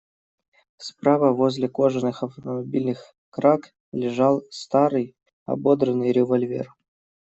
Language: Russian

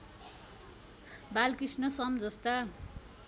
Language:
Nepali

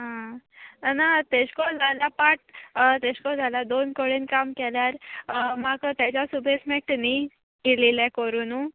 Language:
Konkani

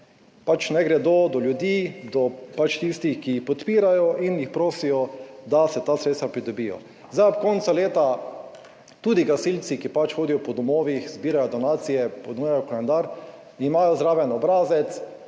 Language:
Slovenian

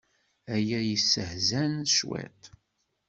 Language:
Kabyle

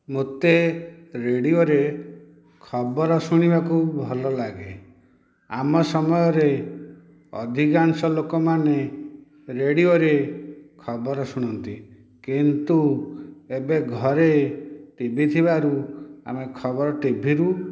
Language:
Odia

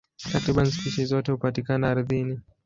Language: Swahili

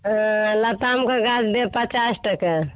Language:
Maithili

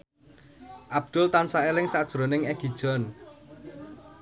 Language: Javanese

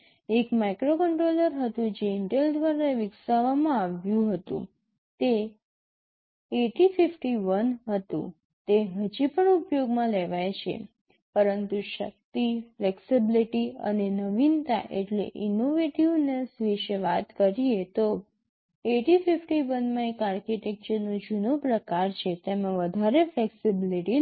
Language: Gujarati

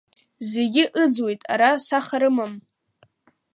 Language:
Abkhazian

